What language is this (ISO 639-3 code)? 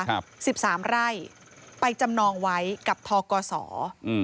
tha